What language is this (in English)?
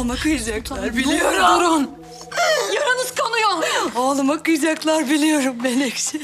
Turkish